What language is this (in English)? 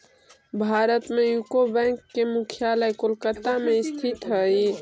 Magahi